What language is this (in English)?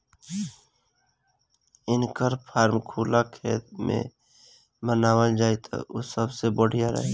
Bhojpuri